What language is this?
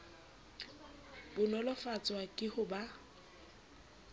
Southern Sotho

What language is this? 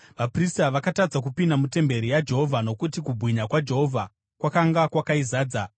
Shona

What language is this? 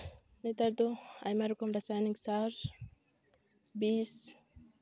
Santali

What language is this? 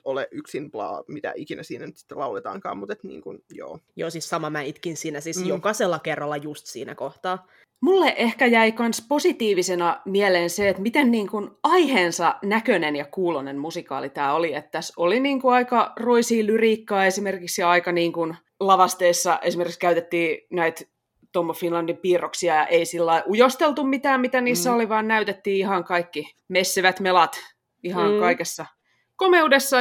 Finnish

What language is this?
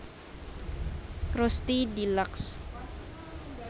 Javanese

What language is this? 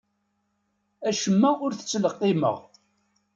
Kabyle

